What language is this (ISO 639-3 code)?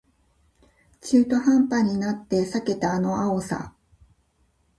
jpn